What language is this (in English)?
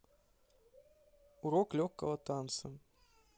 Russian